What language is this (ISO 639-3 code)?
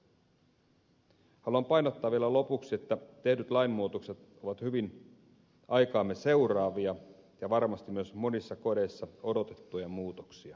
fin